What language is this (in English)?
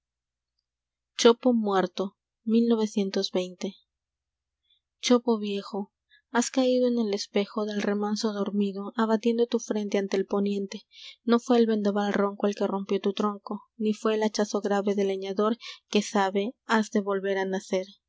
Spanish